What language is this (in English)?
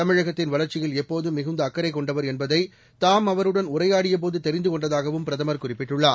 Tamil